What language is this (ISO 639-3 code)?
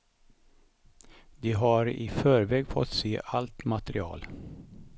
swe